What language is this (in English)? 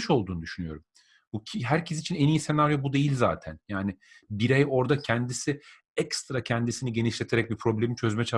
Turkish